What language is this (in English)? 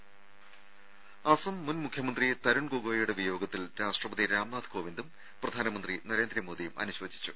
Malayalam